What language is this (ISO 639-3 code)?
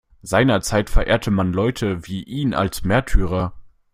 deu